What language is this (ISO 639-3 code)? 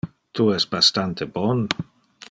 ina